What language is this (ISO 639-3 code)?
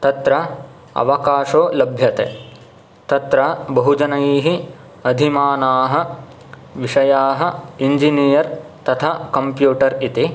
san